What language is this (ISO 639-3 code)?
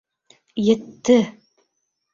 bak